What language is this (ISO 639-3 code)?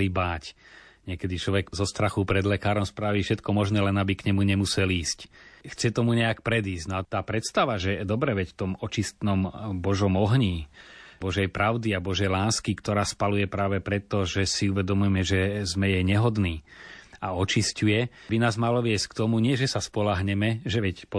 slk